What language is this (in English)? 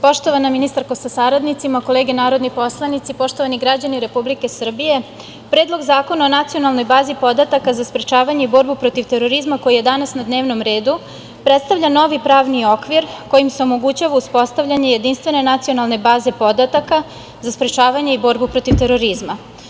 Serbian